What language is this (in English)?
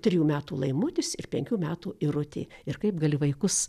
Lithuanian